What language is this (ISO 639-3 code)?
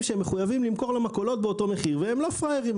heb